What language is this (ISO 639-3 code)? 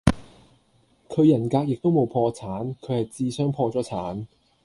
yue